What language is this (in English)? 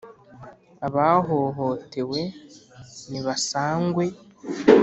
Kinyarwanda